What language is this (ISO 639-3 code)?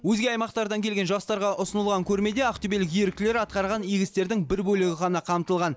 kaz